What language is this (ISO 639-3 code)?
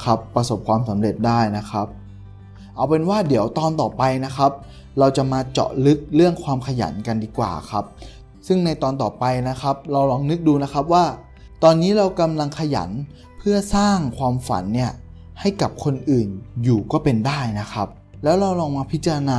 tha